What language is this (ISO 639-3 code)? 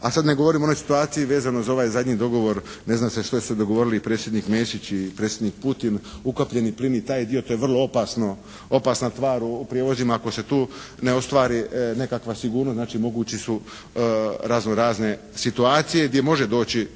hrv